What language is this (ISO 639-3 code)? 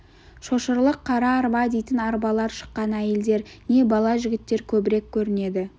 kaz